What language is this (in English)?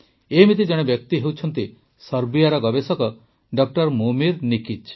Odia